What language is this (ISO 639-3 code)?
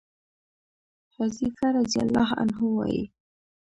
pus